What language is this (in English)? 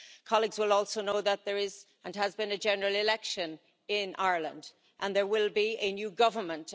English